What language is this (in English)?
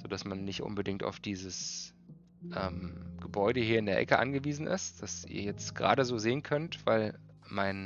German